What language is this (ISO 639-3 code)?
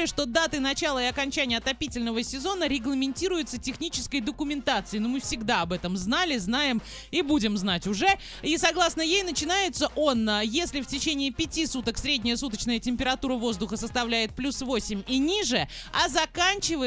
rus